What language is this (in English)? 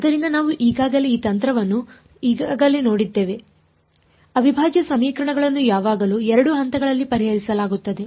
Kannada